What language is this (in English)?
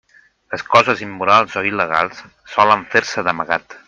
Catalan